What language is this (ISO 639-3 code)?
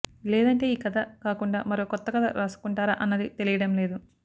tel